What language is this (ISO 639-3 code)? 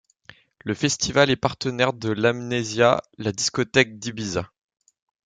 fra